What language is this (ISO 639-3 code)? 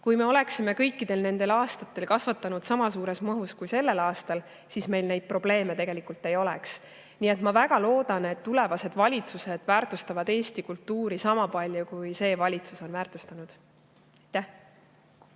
est